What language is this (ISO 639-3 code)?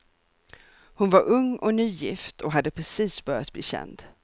swe